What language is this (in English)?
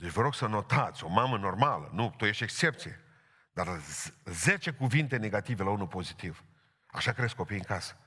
Romanian